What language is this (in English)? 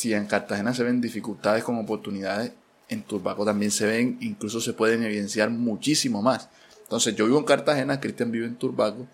Spanish